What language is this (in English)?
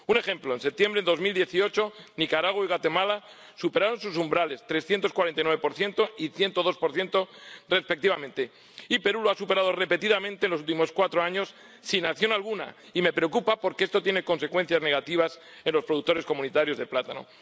Spanish